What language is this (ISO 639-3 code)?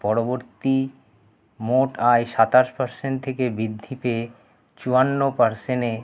ben